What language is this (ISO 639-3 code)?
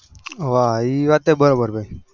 guj